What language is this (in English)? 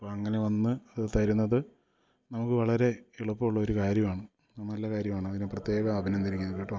Malayalam